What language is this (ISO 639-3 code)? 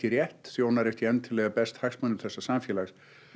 isl